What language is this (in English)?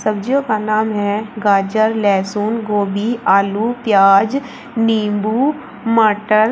Hindi